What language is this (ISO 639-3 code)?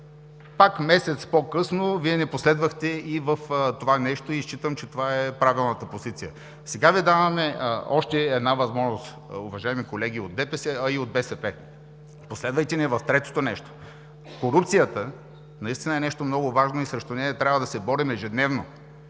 bul